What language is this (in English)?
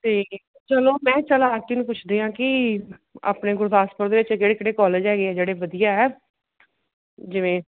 Punjabi